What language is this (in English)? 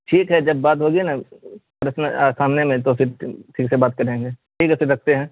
Urdu